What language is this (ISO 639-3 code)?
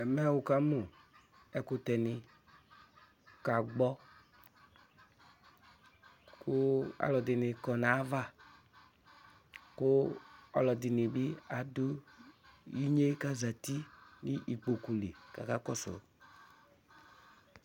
kpo